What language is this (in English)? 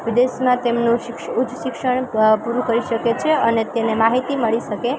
Gujarati